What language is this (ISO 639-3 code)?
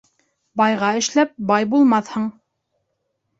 bak